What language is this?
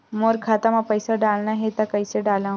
Chhattisgarhi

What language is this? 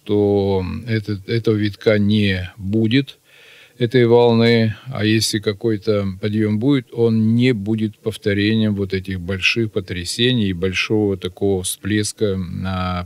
Russian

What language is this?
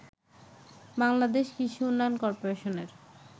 Bangla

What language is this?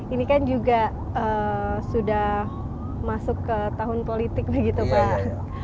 Indonesian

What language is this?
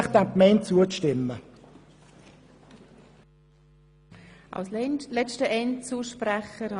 Swiss German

